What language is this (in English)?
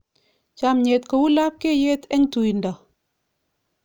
Kalenjin